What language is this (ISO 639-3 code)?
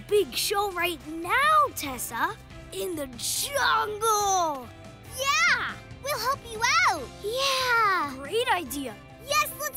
eng